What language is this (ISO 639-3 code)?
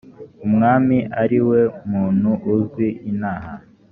kin